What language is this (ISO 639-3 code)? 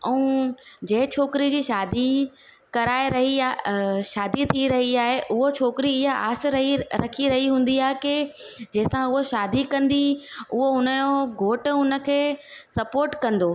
snd